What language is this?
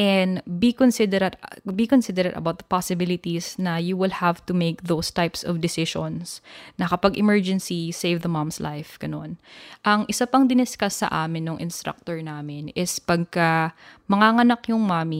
Filipino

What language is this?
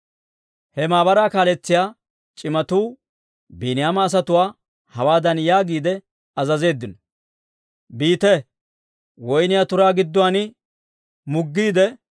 Dawro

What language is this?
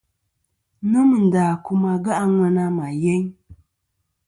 Kom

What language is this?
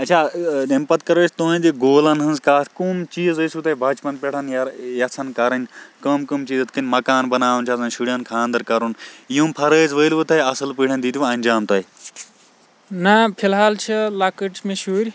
Kashmiri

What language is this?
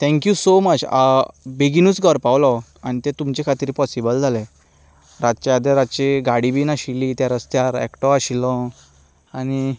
Konkani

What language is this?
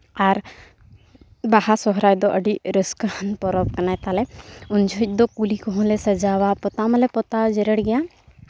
Santali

